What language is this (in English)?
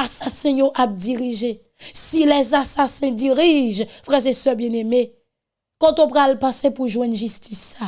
French